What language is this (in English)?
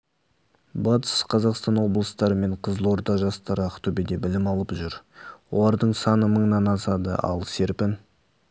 Kazakh